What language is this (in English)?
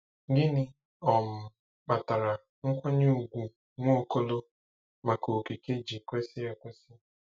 Igbo